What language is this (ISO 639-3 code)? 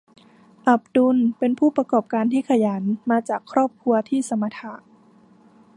tha